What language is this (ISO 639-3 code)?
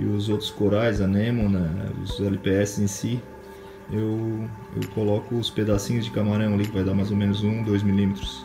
por